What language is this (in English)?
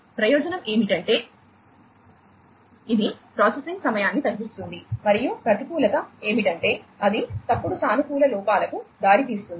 Telugu